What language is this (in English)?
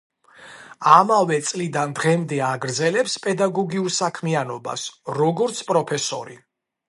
Georgian